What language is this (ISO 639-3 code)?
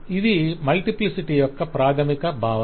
tel